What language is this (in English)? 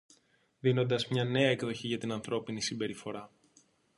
Greek